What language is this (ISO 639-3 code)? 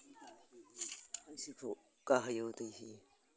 brx